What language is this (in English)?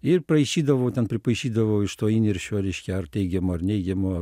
Lithuanian